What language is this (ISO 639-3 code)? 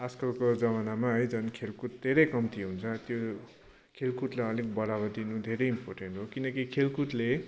nep